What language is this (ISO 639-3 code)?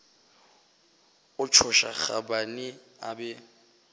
nso